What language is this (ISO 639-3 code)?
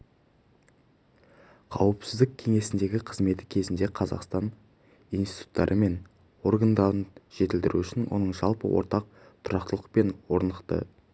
kaz